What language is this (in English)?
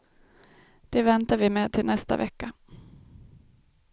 Swedish